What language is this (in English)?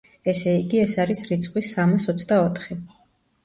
Georgian